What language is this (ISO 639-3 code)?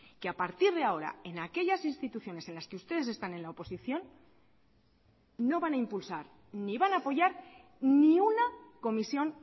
spa